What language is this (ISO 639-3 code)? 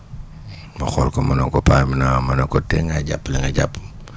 wol